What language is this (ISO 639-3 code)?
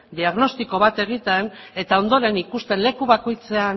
eus